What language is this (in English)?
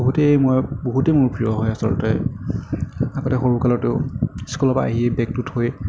Assamese